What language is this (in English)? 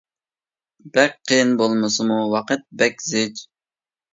Uyghur